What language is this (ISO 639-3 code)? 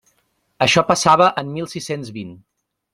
cat